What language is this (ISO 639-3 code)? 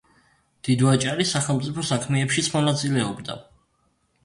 kat